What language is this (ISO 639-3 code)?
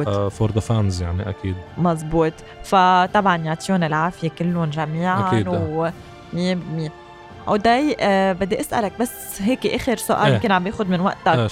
ara